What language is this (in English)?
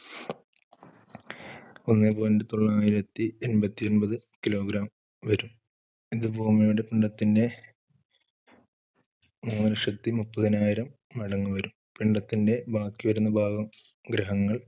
Malayalam